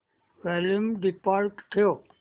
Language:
Marathi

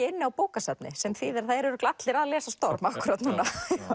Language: Icelandic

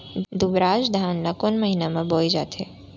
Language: Chhattisgarhi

